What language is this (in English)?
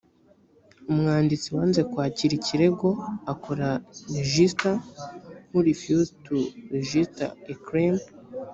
Kinyarwanda